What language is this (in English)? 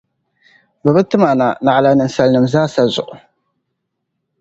Dagbani